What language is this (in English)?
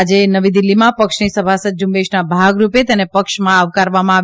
Gujarati